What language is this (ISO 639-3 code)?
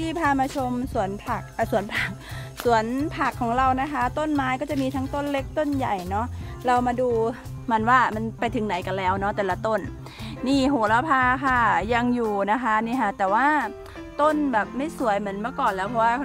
tha